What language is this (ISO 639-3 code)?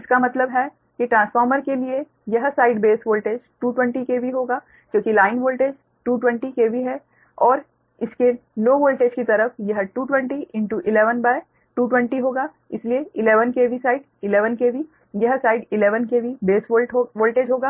hin